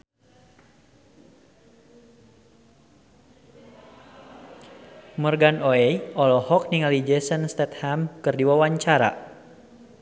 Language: Sundanese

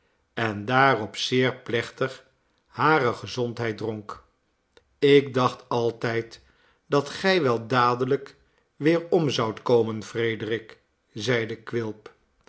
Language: Dutch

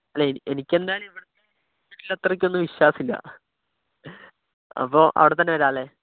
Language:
Malayalam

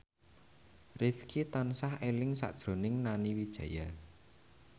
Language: Javanese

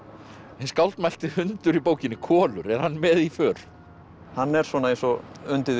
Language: Icelandic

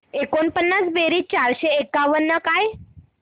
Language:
Marathi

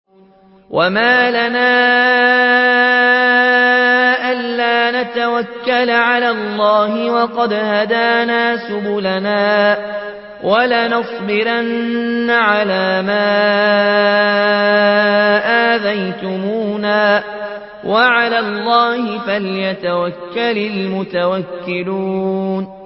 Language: Arabic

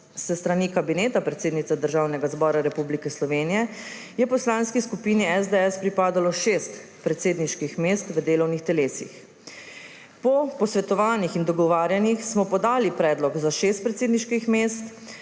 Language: Slovenian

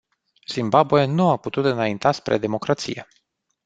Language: Romanian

